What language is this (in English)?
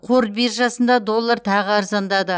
Kazakh